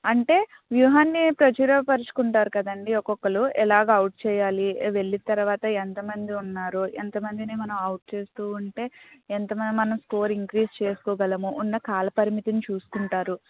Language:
Telugu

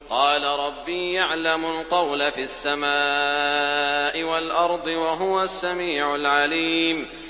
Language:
Arabic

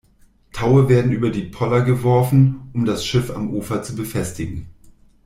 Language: German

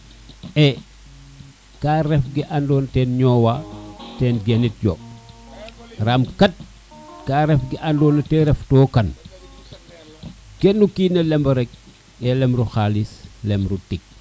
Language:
Serer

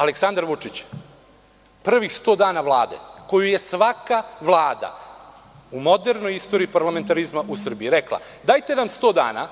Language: Serbian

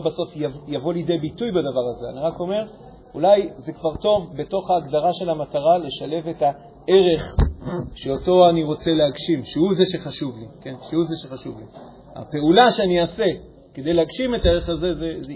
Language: Hebrew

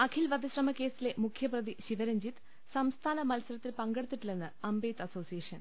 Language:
Malayalam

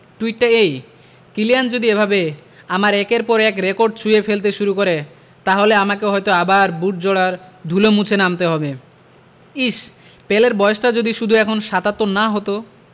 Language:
Bangla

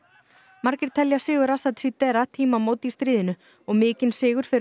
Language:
Icelandic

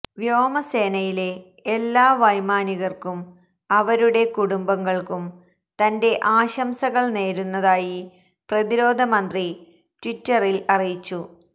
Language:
Malayalam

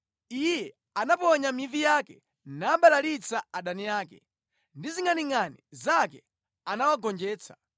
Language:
Nyanja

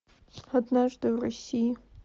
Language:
Russian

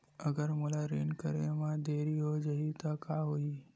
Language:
Chhattisgarhi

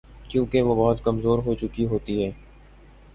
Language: Urdu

